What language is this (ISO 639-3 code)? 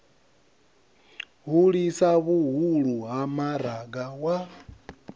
ven